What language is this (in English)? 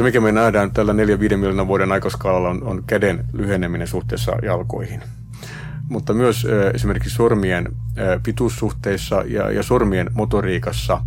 Finnish